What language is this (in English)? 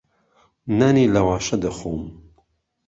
Central Kurdish